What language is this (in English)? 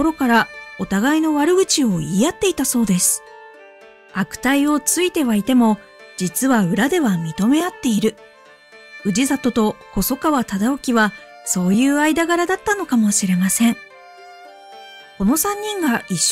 Japanese